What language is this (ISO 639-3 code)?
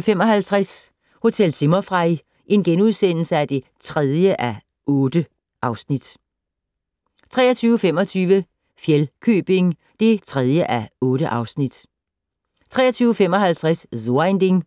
dan